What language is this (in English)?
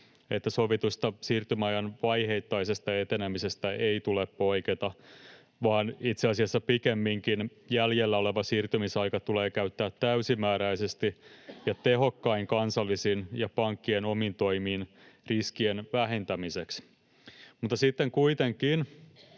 Finnish